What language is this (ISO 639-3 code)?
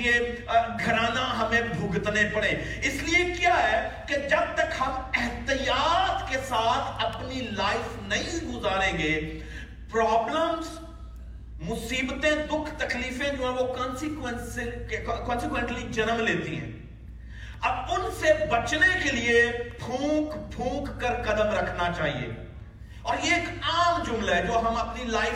urd